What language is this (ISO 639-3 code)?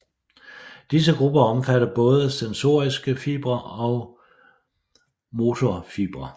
dan